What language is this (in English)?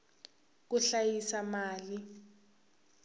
Tsonga